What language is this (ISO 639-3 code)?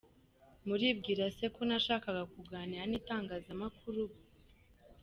kin